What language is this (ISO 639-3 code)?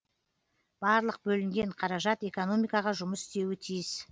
kaz